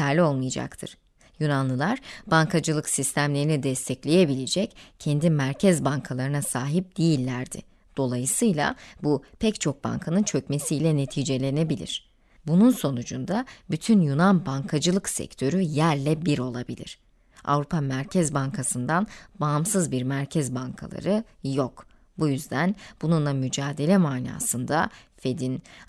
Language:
Turkish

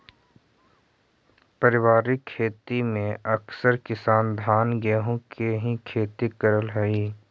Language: Magahi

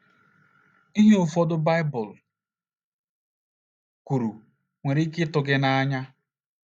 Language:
Igbo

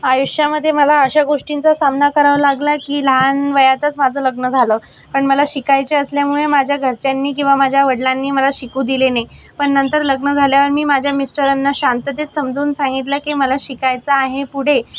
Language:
Marathi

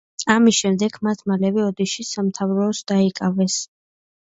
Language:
Georgian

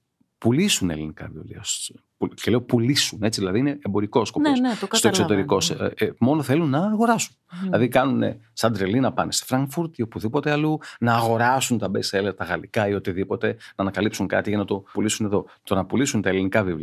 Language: Greek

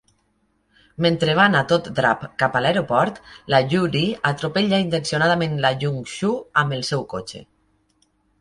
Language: Catalan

